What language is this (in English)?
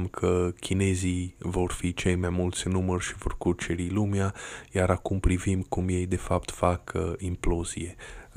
Romanian